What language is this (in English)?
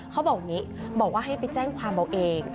Thai